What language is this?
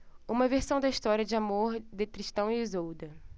Portuguese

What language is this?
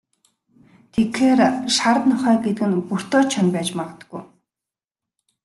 Mongolian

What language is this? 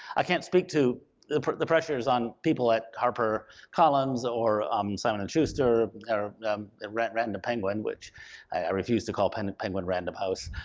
English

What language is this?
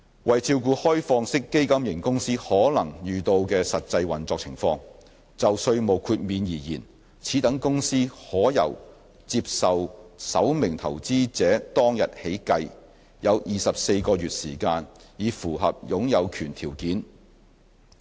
Cantonese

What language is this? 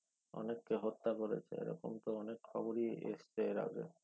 Bangla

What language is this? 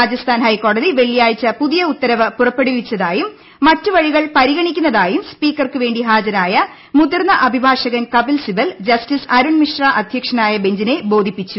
Malayalam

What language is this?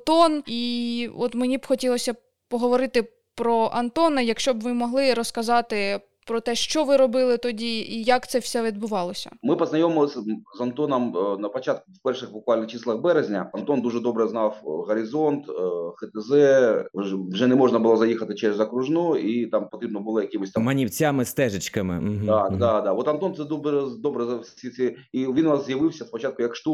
Ukrainian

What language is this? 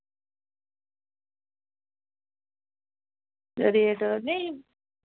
Dogri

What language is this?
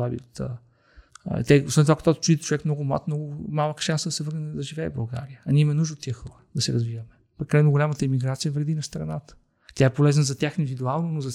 Bulgarian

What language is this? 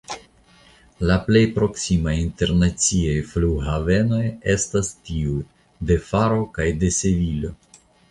Esperanto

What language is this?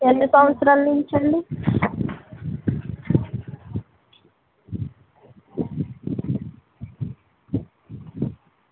Telugu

